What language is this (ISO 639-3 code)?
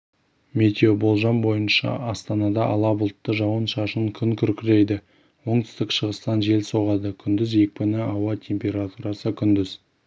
kaz